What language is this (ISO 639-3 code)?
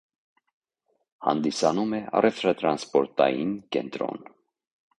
hye